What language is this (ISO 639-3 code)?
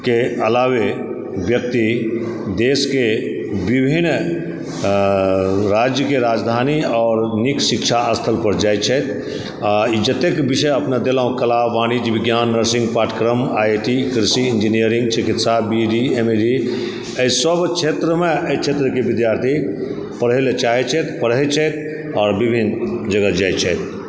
mai